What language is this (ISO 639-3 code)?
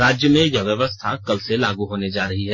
hin